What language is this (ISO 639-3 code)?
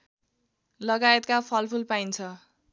nep